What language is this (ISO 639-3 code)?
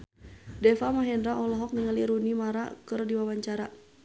sun